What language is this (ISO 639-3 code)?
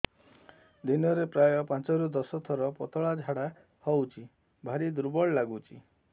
ori